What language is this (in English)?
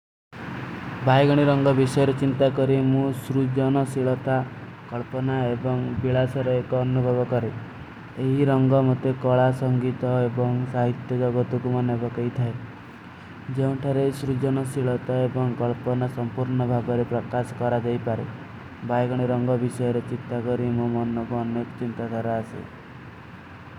Kui (India)